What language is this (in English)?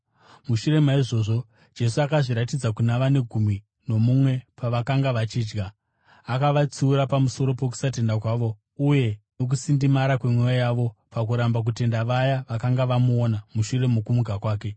Shona